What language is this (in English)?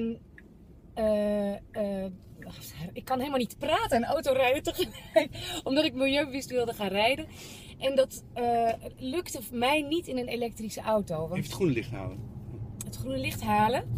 Dutch